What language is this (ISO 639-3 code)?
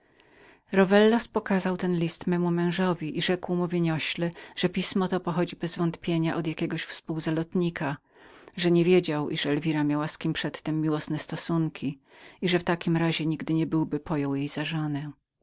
pol